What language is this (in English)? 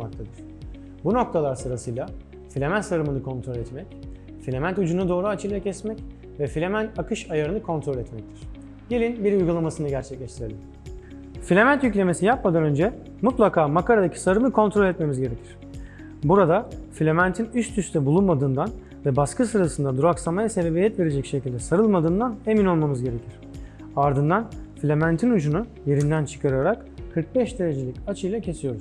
Turkish